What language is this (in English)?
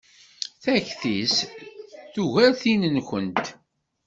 Kabyle